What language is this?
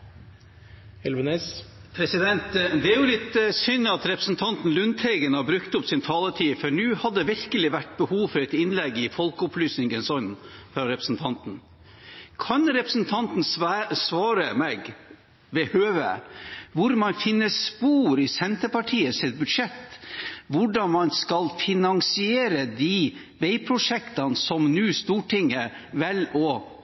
Norwegian Bokmål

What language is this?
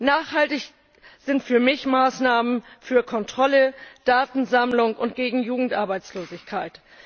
German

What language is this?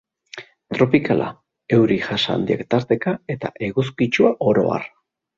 Basque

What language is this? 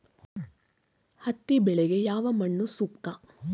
Kannada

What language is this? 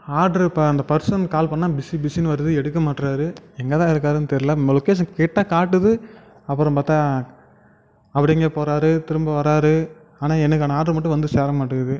Tamil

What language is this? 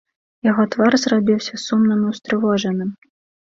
Belarusian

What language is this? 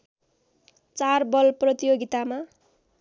Nepali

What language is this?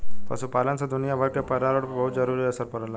Bhojpuri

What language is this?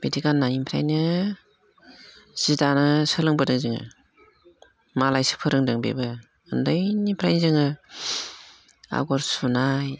Bodo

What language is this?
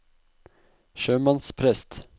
Norwegian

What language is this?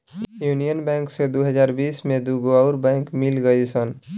Bhojpuri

